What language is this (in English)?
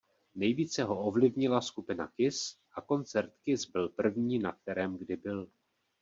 Czech